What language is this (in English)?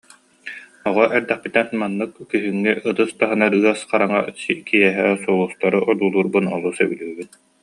Yakut